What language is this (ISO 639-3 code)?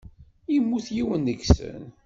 kab